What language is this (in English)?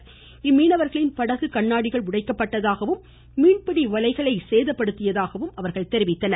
Tamil